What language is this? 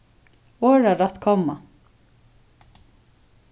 Faroese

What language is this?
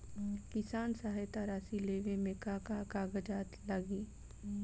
Bhojpuri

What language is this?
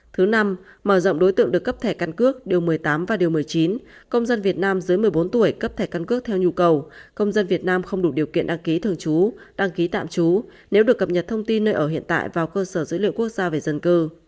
Vietnamese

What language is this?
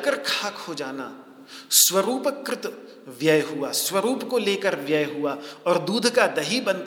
Hindi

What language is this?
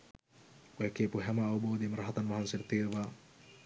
Sinhala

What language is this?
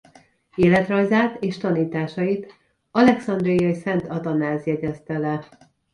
Hungarian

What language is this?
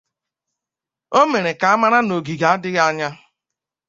Igbo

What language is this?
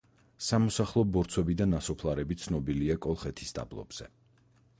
Georgian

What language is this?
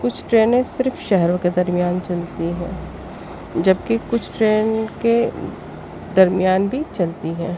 Urdu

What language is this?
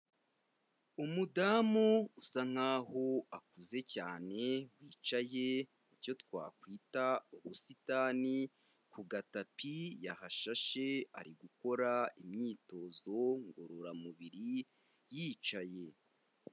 Kinyarwanda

